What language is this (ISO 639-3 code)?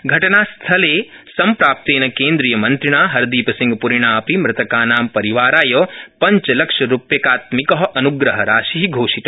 san